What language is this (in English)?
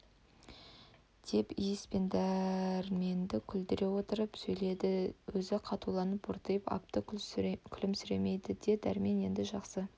Kazakh